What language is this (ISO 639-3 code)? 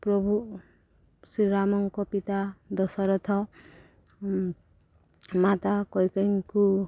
ori